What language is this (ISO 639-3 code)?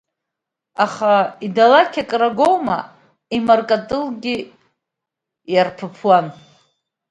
abk